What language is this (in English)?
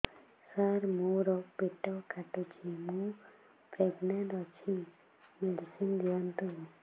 Odia